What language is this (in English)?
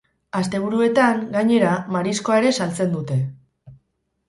Basque